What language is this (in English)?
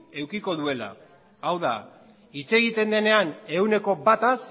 Basque